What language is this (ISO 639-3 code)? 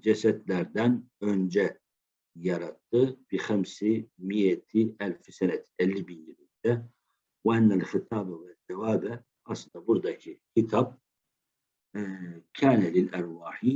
tur